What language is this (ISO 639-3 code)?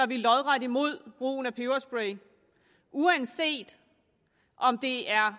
dan